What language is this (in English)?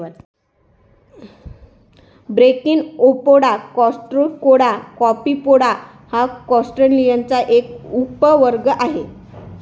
Marathi